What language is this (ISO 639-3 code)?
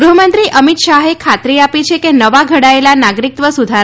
guj